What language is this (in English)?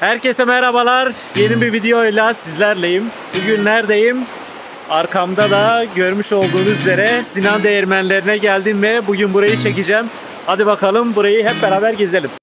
Turkish